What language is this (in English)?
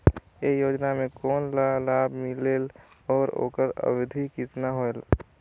Chhattisgarhi